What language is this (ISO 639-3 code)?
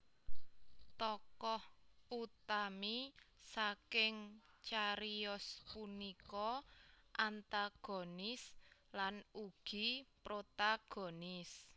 jav